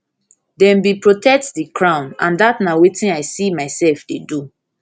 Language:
Nigerian Pidgin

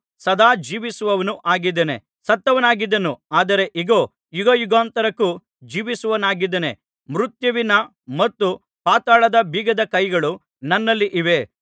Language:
Kannada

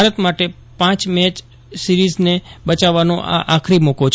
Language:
Gujarati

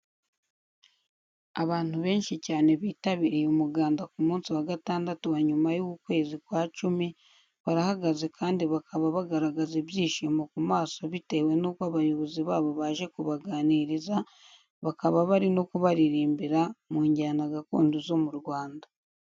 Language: Kinyarwanda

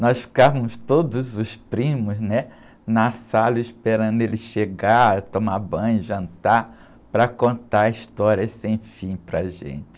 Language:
Portuguese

